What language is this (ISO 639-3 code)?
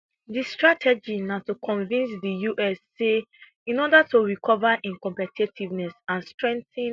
pcm